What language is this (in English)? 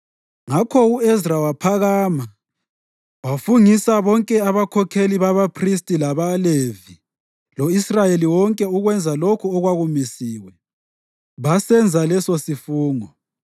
North Ndebele